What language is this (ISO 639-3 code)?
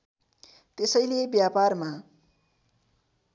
nep